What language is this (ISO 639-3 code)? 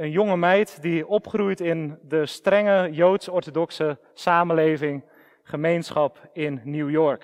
nld